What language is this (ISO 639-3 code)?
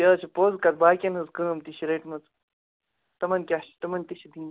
kas